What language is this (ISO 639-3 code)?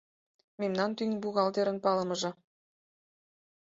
chm